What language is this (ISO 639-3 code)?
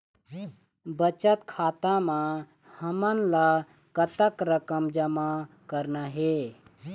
hne